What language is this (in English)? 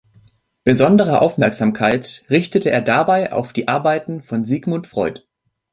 German